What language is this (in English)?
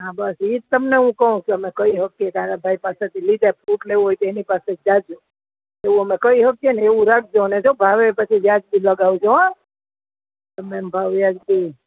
Gujarati